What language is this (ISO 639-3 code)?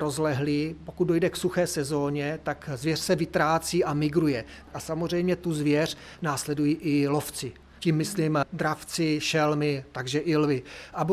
ces